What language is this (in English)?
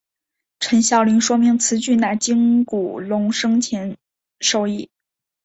Chinese